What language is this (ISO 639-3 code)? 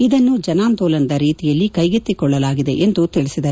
kan